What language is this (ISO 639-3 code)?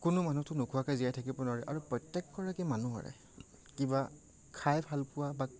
asm